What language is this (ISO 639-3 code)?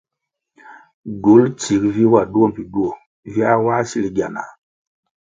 nmg